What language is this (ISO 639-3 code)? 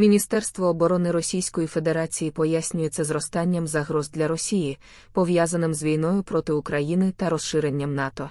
ukr